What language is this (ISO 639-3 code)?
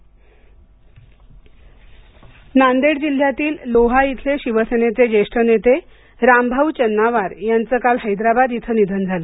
mar